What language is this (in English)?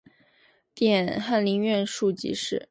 Chinese